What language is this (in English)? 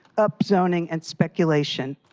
English